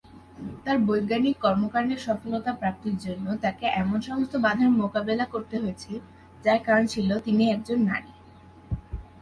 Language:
Bangla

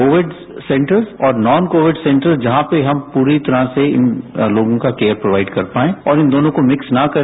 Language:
Hindi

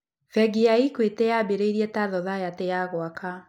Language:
Kikuyu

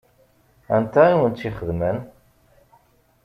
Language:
Kabyle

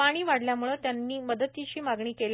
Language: Marathi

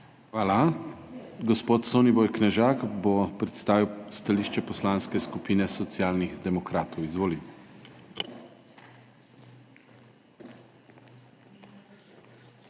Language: Slovenian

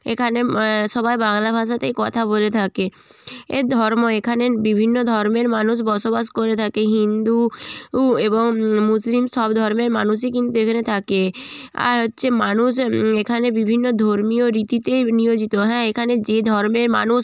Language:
Bangla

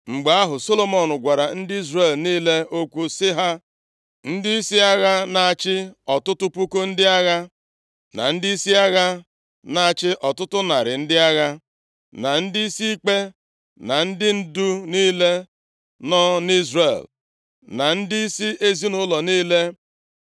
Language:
Igbo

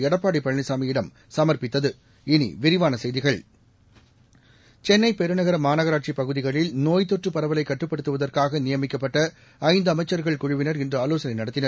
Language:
Tamil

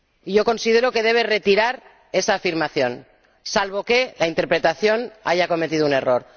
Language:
Spanish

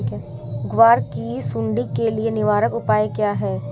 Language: Hindi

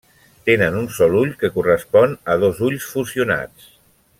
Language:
Catalan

